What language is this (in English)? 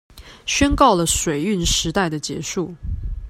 Chinese